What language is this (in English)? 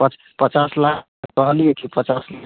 Maithili